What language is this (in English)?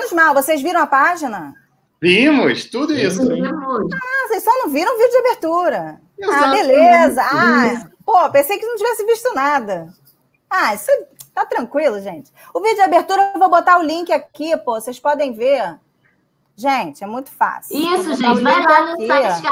Portuguese